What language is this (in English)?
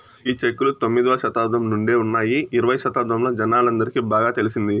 Telugu